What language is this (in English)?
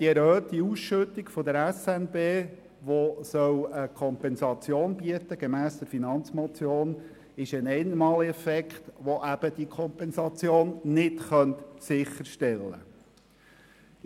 Swiss German